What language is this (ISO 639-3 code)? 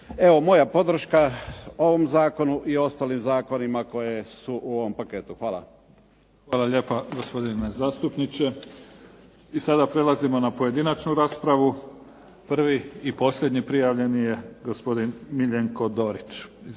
hrv